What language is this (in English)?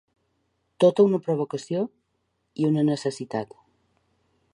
Catalan